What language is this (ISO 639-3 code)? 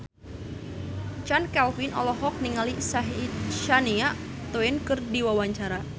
sun